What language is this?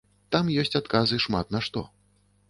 Belarusian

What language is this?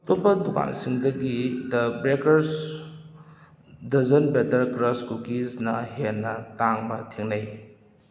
Manipuri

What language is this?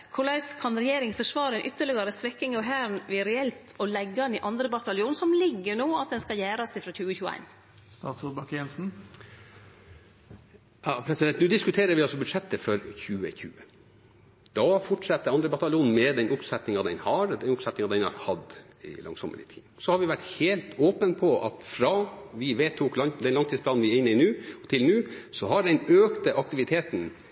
Norwegian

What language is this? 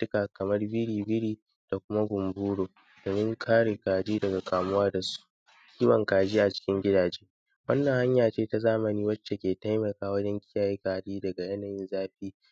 Hausa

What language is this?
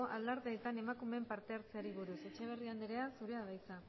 Basque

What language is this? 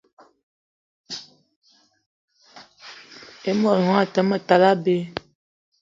Eton (Cameroon)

